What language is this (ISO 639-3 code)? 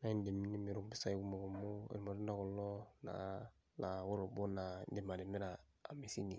mas